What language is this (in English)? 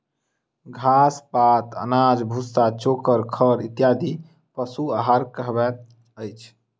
Maithili